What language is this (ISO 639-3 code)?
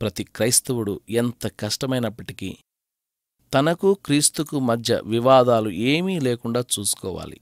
tel